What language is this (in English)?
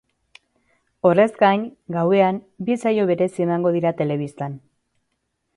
Basque